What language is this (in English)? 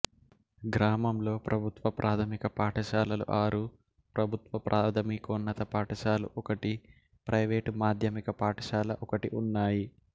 Telugu